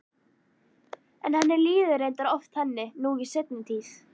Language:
Icelandic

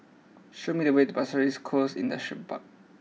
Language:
English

